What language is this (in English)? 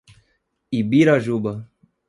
Portuguese